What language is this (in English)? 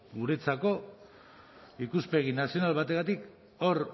Basque